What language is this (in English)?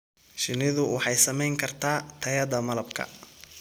Somali